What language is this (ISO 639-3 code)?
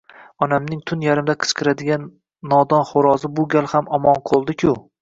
uzb